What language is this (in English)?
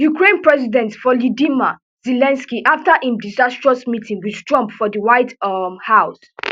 Nigerian Pidgin